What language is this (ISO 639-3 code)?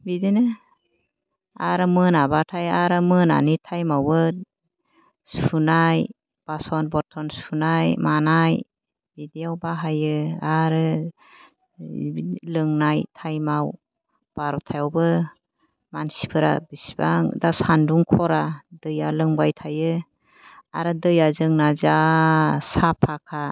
brx